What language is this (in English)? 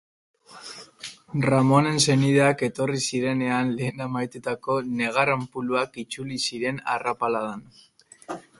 Basque